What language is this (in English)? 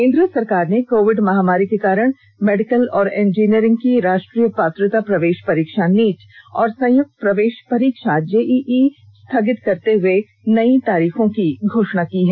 Hindi